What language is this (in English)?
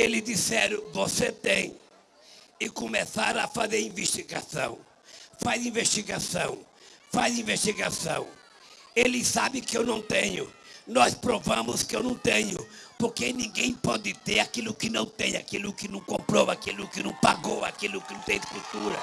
Portuguese